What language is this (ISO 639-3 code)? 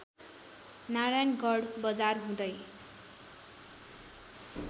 nep